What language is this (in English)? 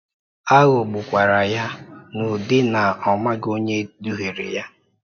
Igbo